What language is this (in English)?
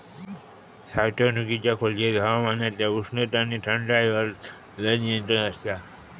Marathi